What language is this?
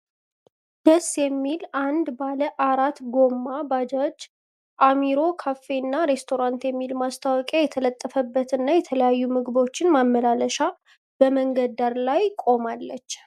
Amharic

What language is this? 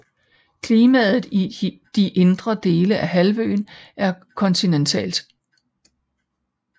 Danish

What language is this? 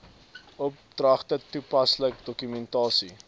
Afrikaans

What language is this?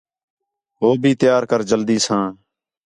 Khetrani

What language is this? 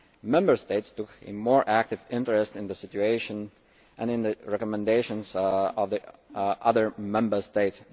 English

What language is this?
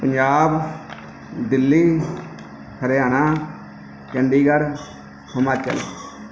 Punjabi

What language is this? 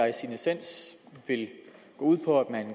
Danish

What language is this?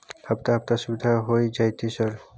Maithili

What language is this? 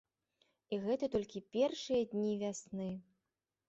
Belarusian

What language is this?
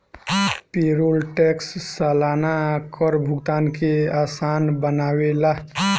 Bhojpuri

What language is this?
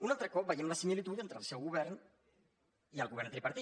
Catalan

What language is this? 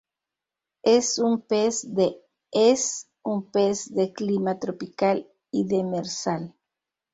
Spanish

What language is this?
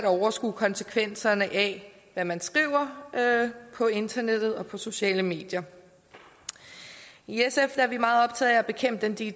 Danish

